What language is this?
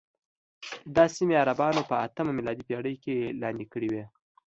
Pashto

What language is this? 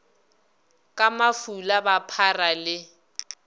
Northern Sotho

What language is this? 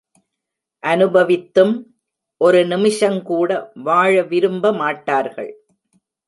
Tamil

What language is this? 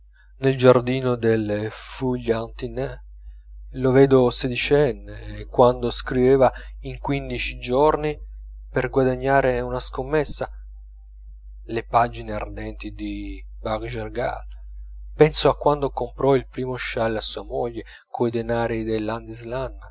Italian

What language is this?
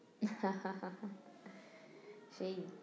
Bangla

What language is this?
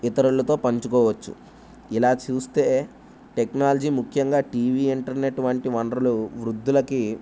Telugu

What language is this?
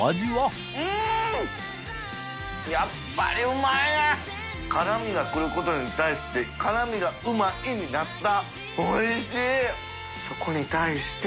Japanese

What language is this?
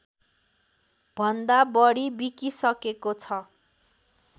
Nepali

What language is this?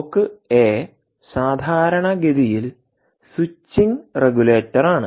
Malayalam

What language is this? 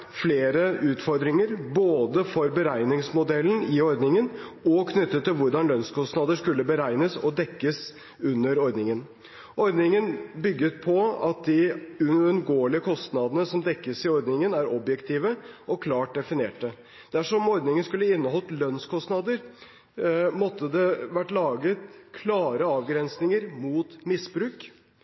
Norwegian Bokmål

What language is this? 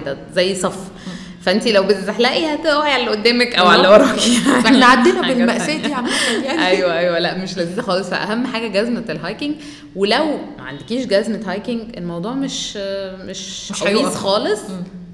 Arabic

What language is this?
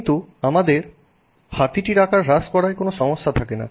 Bangla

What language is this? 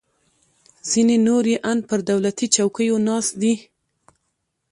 Pashto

